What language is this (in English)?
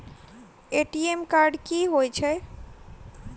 Maithili